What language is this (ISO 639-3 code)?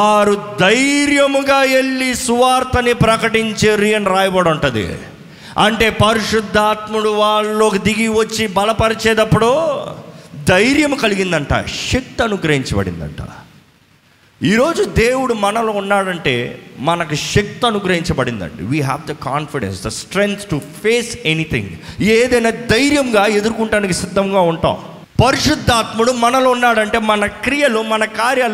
tel